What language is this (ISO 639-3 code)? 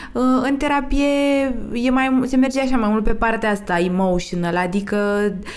ron